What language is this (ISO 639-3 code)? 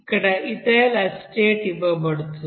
tel